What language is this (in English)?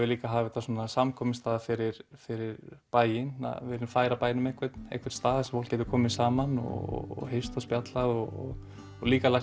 Icelandic